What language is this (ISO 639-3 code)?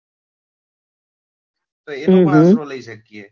guj